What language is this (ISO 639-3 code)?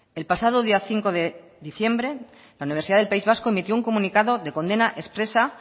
spa